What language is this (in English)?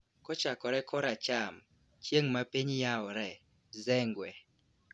Luo (Kenya and Tanzania)